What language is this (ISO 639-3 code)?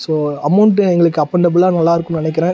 tam